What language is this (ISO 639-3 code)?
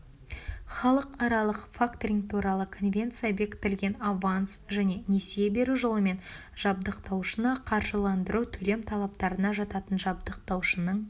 kaz